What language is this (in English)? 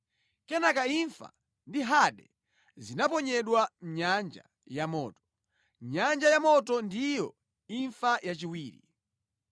Nyanja